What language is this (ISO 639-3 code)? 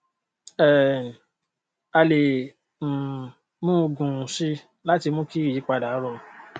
yor